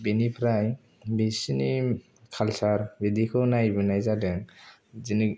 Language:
Bodo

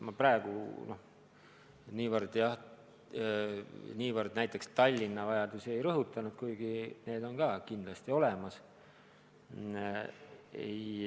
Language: Estonian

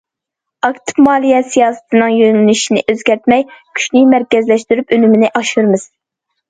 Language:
Uyghur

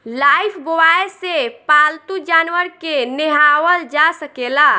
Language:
Bhojpuri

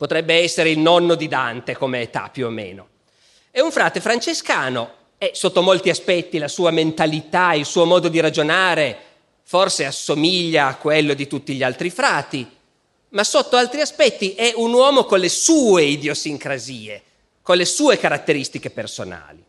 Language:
Italian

